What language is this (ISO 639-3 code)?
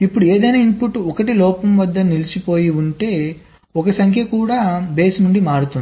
tel